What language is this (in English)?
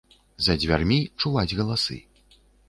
Belarusian